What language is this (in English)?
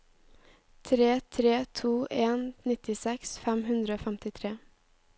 Norwegian